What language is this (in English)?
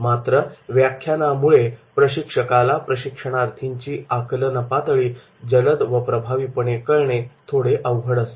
Marathi